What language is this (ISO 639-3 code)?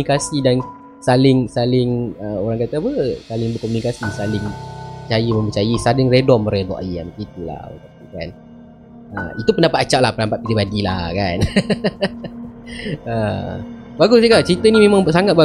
msa